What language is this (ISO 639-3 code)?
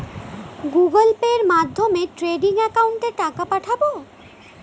ben